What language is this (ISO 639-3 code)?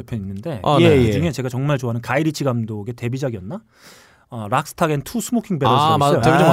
kor